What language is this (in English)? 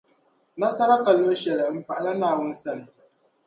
Dagbani